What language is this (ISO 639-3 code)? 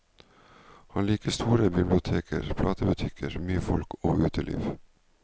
nor